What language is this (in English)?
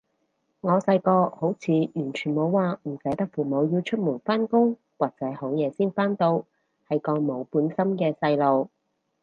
Cantonese